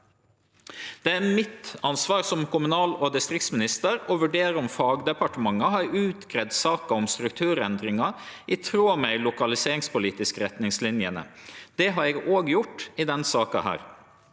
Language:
Norwegian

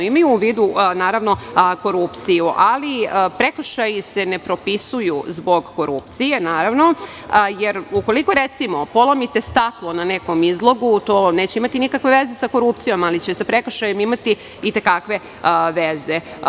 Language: Serbian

